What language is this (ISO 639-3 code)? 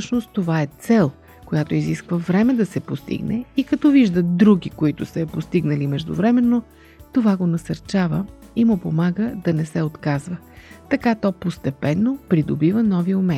bul